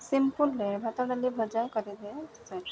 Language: Odia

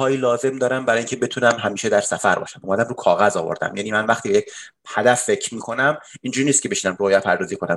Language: Persian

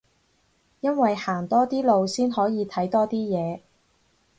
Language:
Cantonese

